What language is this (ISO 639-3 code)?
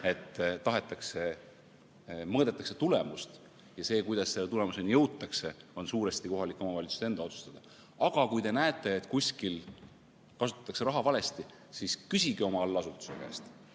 est